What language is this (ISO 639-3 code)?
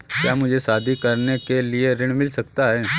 hin